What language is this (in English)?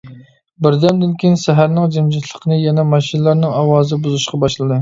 Uyghur